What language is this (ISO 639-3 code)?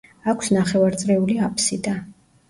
kat